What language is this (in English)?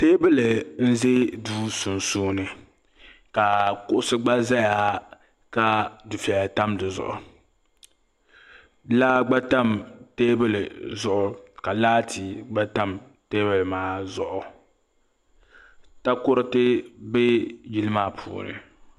Dagbani